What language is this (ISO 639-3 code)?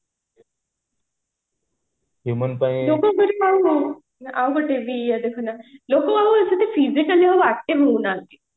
ori